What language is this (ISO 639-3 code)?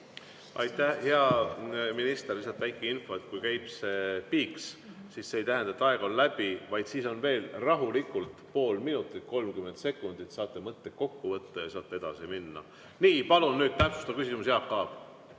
est